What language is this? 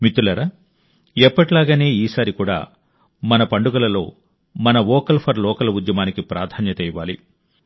Telugu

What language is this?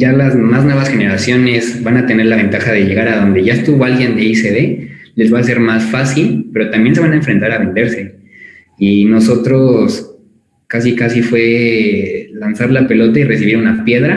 Spanish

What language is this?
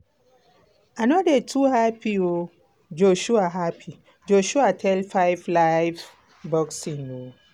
Nigerian Pidgin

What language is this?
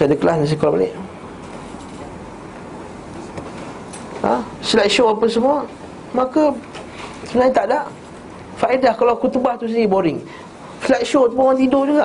Malay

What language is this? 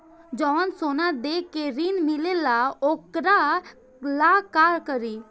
Bhojpuri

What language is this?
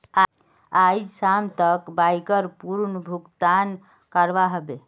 Magahi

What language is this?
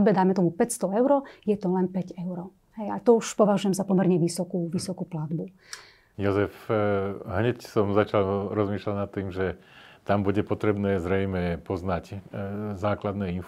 Slovak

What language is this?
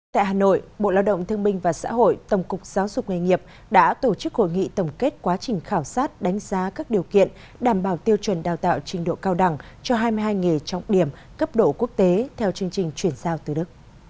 Vietnamese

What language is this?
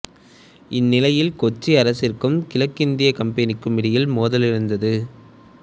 Tamil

